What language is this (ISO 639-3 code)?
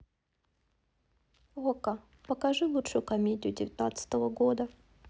rus